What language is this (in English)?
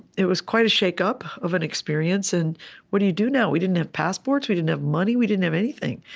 English